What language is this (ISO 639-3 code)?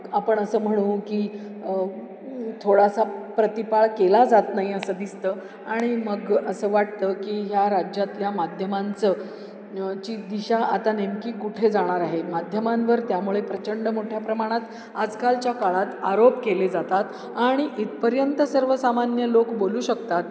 mar